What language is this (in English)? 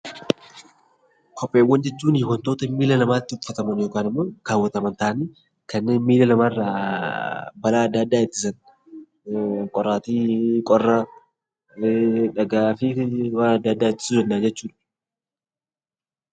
Oromo